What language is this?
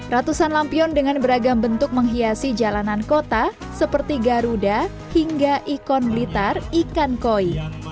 Indonesian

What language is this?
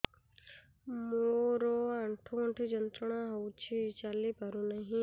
Odia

